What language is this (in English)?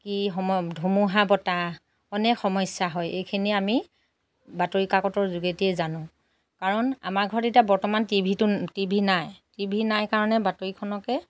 Assamese